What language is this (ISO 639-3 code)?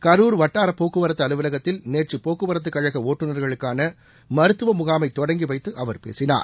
tam